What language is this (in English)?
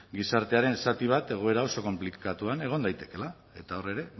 Basque